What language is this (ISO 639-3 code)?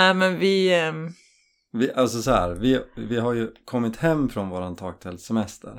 swe